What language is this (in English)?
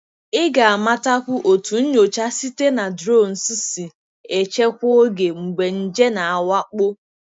Igbo